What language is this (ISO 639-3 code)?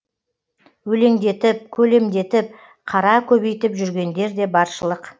kaz